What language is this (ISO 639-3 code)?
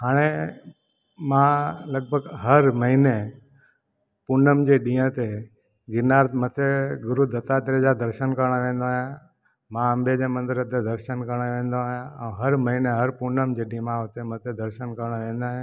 snd